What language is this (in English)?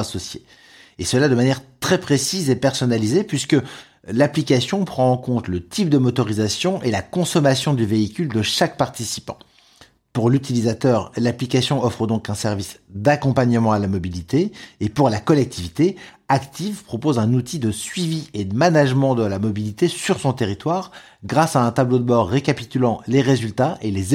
French